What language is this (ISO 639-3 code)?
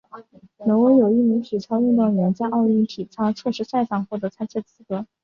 zho